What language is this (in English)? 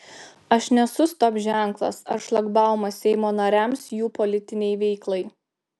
Lithuanian